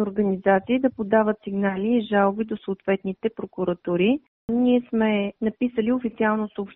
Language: Bulgarian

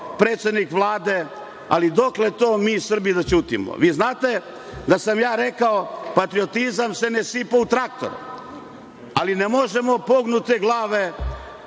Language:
Serbian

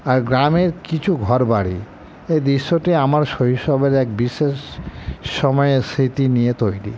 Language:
Bangla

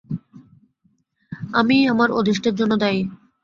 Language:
Bangla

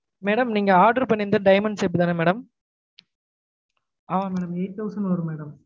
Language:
Tamil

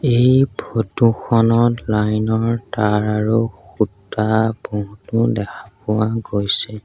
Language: Assamese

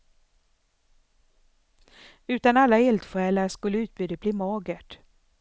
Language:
Swedish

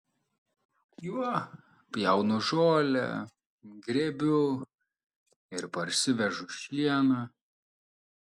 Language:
Lithuanian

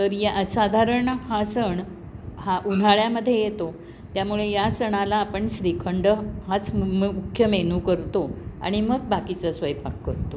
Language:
Marathi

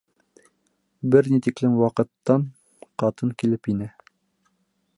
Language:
Bashkir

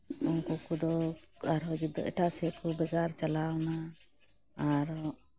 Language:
Santali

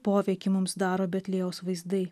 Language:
Lithuanian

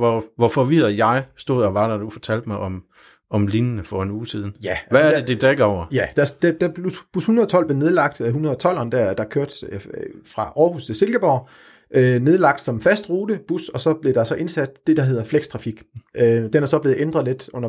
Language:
Danish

